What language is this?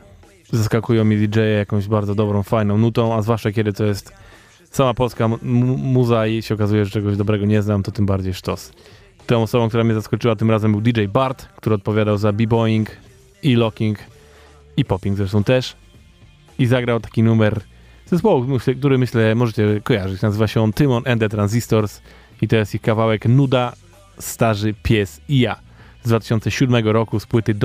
Polish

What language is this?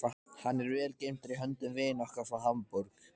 Icelandic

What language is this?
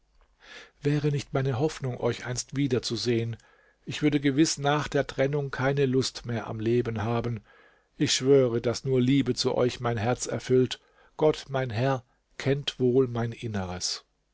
German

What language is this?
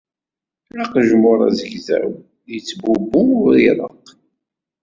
Kabyle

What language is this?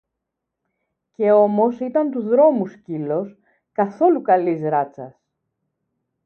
Greek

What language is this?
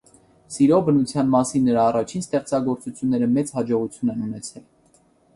Armenian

